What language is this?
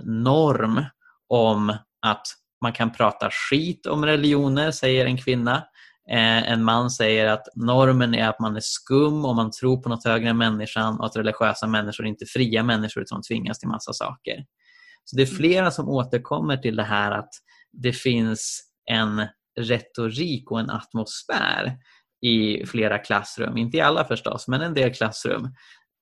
Swedish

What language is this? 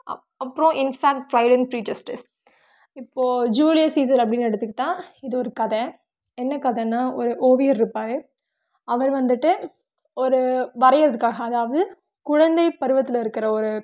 Tamil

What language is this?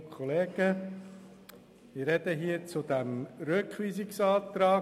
Swiss German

